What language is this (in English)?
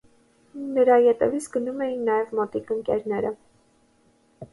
Armenian